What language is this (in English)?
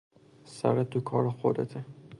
Persian